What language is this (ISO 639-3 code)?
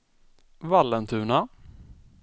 swe